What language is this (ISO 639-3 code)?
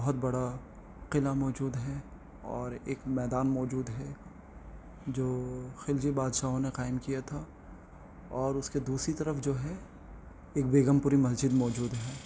urd